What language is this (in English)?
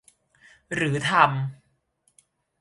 Thai